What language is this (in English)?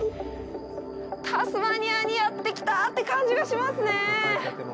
Japanese